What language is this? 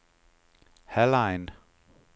Danish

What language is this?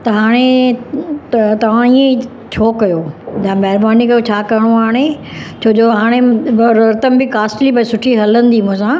Sindhi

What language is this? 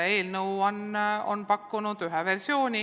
Estonian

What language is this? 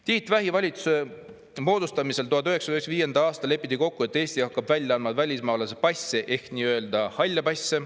Estonian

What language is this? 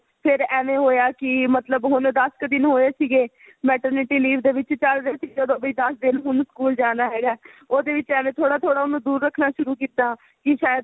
Punjabi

